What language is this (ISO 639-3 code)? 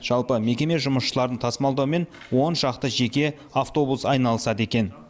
kaz